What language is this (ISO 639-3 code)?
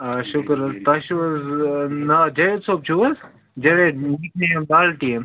kas